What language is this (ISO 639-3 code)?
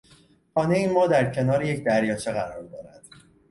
fas